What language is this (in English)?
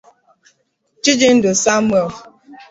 Igbo